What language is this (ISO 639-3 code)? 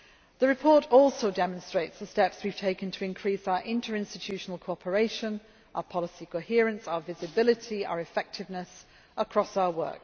eng